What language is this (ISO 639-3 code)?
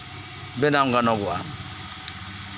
sat